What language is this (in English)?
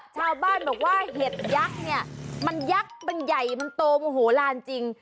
Thai